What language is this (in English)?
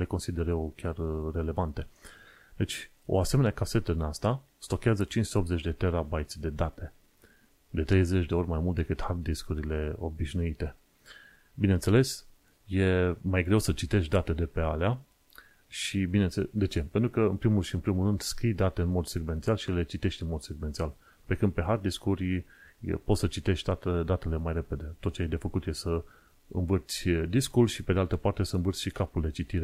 Romanian